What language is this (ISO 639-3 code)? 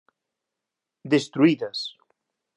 glg